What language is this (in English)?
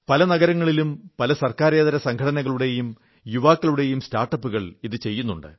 Malayalam